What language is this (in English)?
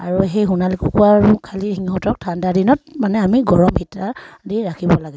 Assamese